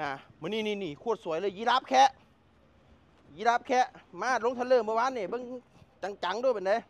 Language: Thai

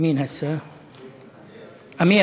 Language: Hebrew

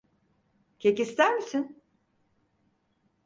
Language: Turkish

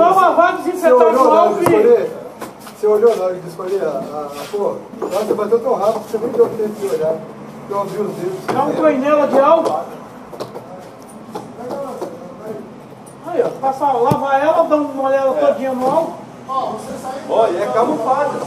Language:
Portuguese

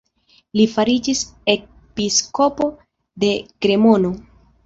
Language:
Esperanto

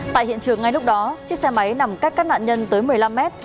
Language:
Vietnamese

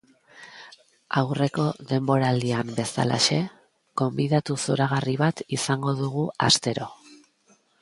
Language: Basque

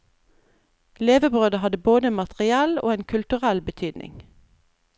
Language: Norwegian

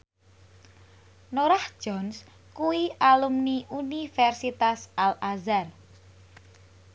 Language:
Javanese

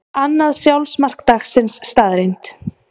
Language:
Icelandic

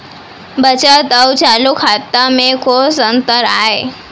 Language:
Chhattisgarhi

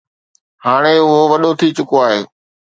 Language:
Sindhi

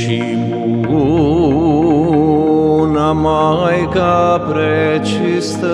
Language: Romanian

